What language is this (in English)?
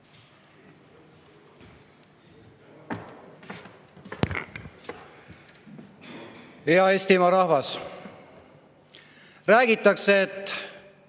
Estonian